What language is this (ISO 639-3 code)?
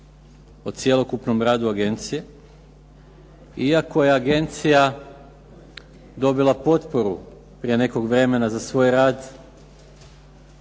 hrv